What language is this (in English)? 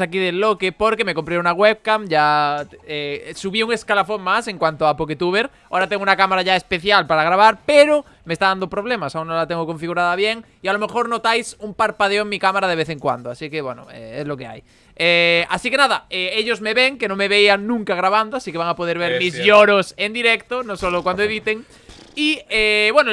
Spanish